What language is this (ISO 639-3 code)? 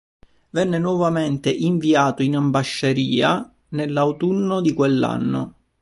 ita